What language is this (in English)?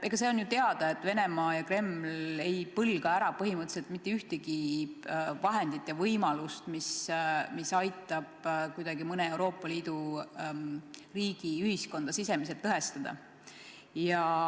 Estonian